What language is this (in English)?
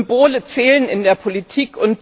German